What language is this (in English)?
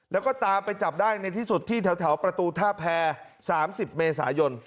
Thai